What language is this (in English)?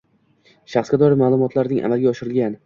Uzbek